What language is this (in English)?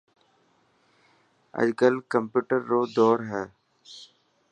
Dhatki